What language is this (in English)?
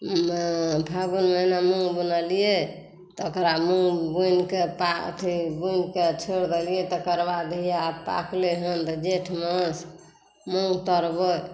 Maithili